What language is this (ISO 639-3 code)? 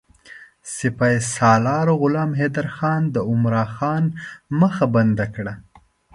pus